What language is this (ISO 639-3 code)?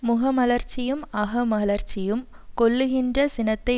tam